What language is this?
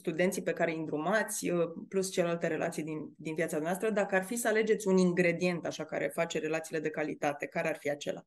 Romanian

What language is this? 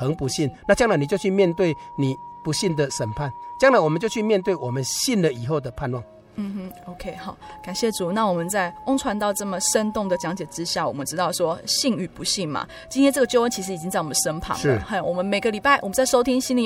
Chinese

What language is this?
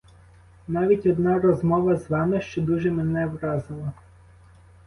Ukrainian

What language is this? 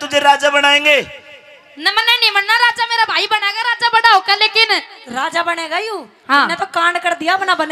Hindi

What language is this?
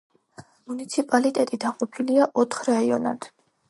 Georgian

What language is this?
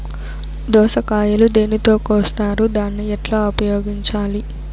Telugu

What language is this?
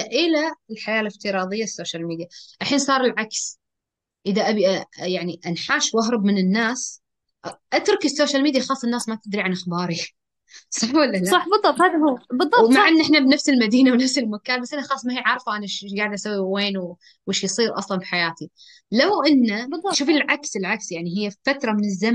Arabic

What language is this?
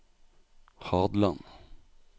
Norwegian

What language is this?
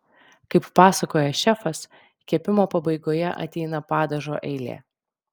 Lithuanian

